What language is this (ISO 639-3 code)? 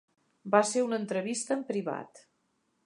cat